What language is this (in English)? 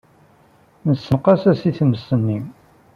Kabyle